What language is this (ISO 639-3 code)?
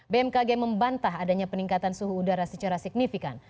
ind